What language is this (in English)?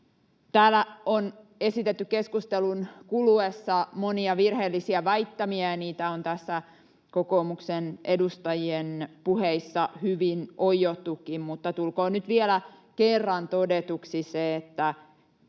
Finnish